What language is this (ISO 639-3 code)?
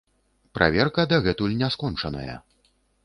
bel